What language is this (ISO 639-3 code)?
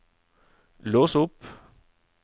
nor